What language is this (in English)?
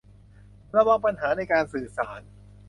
Thai